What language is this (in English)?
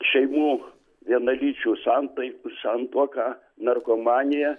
Lithuanian